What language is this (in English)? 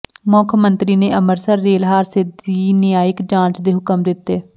Punjabi